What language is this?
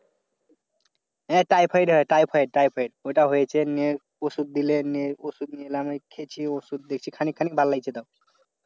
Bangla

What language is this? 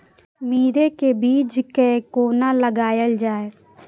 Maithili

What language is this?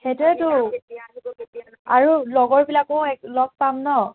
Assamese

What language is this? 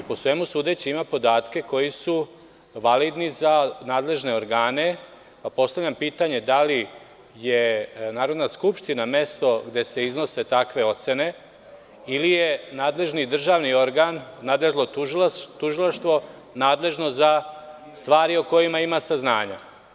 Serbian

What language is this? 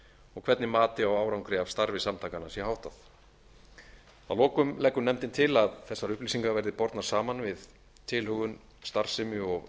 Icelandic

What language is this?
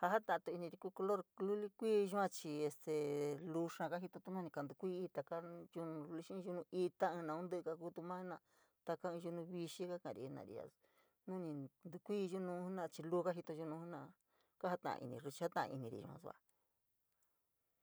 San Miguel El Grande Mixtec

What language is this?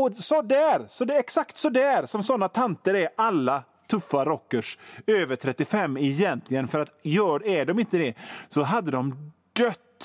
Swedish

